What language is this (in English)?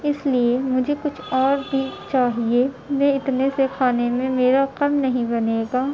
Urdu